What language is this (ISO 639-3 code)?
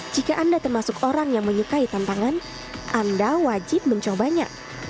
ind